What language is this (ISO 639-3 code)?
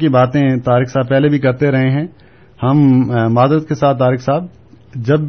urd